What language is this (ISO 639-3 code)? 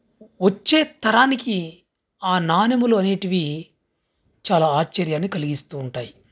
tel